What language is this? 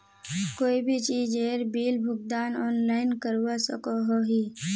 Magahi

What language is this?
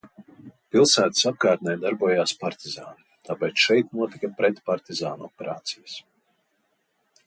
Latvian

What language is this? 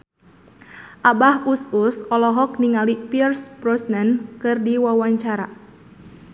Sundanese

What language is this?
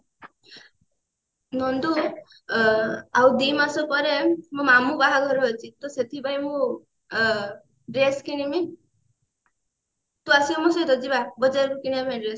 Odia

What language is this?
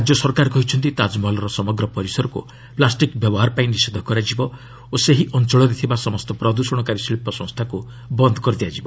Odia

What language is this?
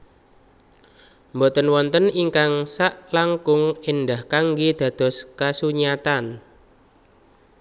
Javanese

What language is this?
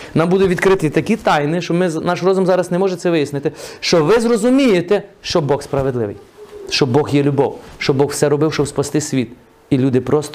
Ukrainian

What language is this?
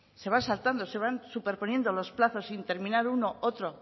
Spanish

